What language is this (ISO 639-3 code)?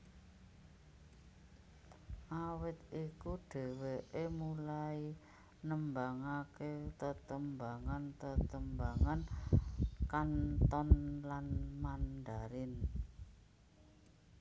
jav